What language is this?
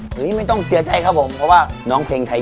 Thai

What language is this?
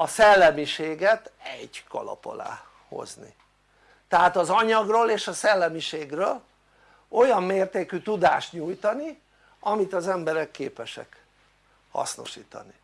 Hungarian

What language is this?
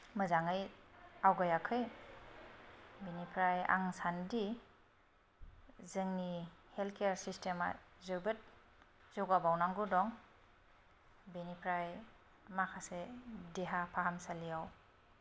Bodo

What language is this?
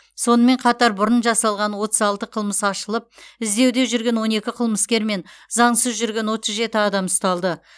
Kazakh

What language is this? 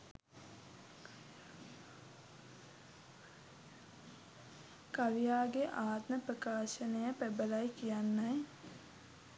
Sinhala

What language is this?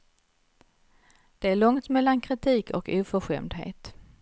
Swedish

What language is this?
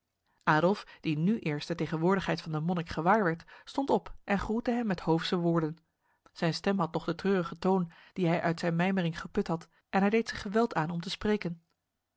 Dutch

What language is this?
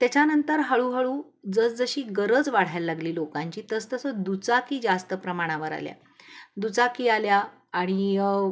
Marathi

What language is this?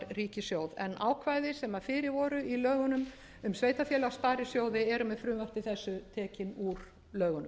Icelandic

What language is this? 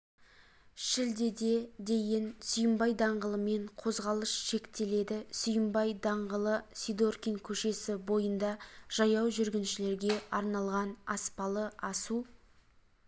Kazakh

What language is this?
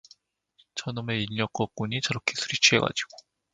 Korean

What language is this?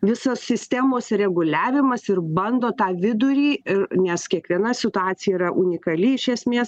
Lithuanian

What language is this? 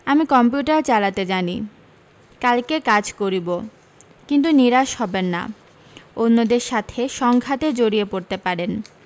Bangla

